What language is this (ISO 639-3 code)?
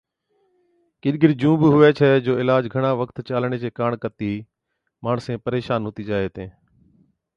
odk